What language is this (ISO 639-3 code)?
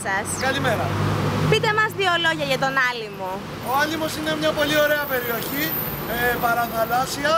ell